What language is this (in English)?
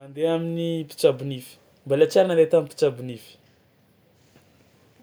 Tsimihety Malagasy